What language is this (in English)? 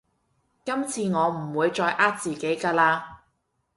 Cantonese